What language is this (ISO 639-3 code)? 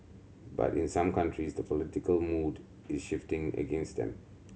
eng